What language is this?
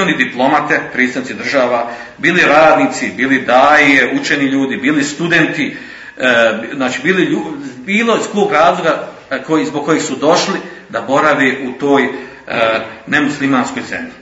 Croatian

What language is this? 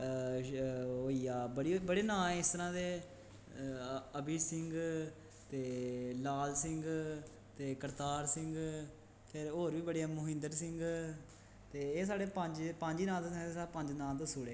Dogri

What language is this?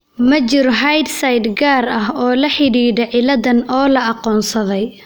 Somali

